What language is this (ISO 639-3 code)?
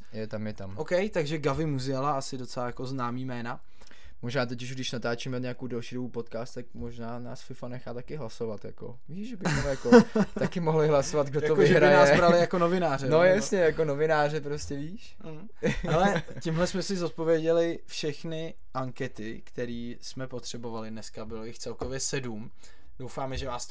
ces